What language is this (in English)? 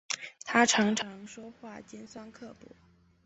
Chinese